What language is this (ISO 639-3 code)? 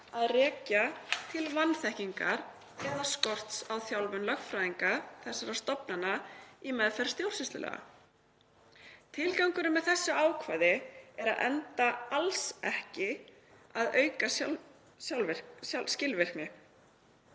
isl